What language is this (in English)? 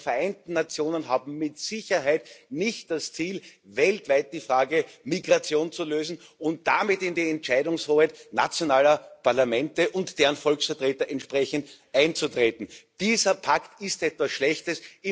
German